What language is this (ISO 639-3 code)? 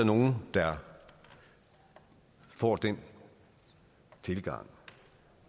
dan